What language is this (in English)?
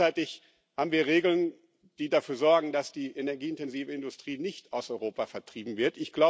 German